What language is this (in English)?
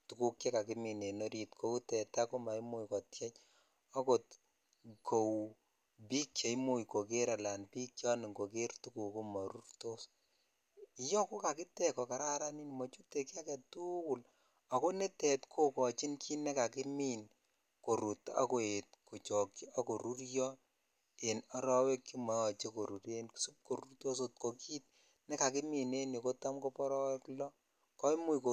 Kalenjin